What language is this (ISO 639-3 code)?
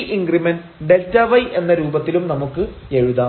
mal